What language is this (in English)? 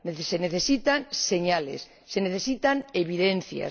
Spanish